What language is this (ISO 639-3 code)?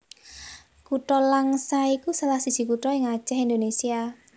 jav